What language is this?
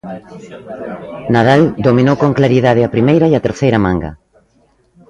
Galician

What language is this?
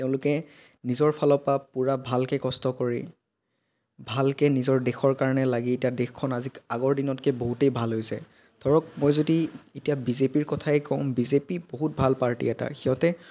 Assamese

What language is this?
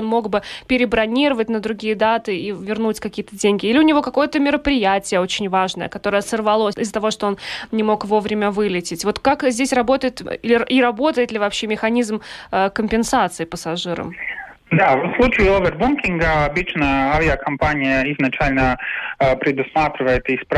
Russian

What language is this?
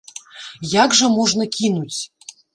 Belarusian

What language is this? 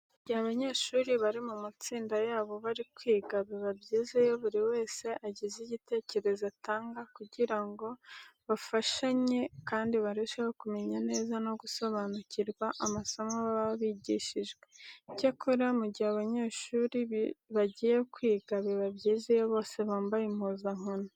Kinyarwanda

